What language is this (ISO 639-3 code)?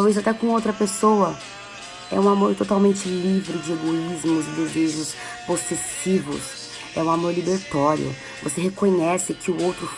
por